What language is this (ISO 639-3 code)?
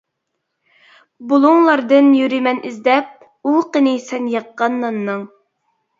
uig